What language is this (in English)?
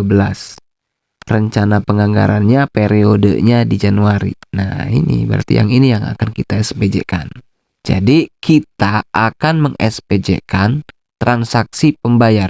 Indonesian